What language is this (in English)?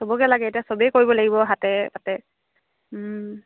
Assamese